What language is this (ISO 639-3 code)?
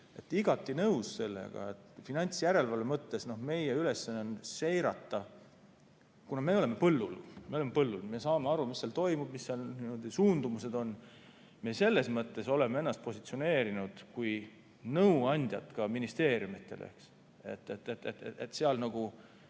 est